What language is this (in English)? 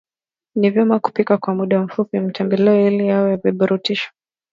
Swahili